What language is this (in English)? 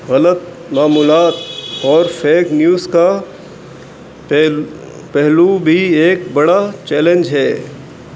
Urdu